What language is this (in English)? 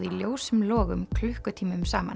Icelandic